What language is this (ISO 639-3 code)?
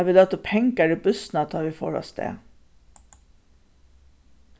fao